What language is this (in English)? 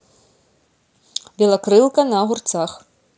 Russian